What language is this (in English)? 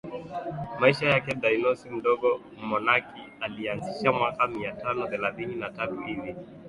Swahili